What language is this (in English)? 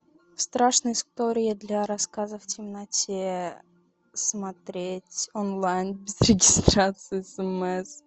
Russian